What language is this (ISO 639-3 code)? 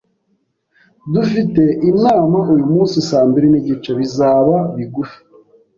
kin